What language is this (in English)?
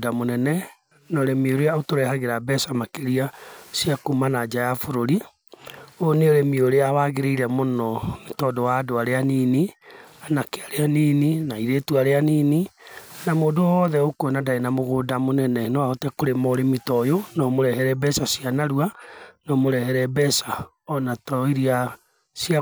Kikuyu